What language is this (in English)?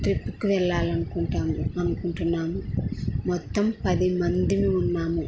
Telugu